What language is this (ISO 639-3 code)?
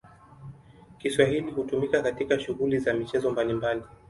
swa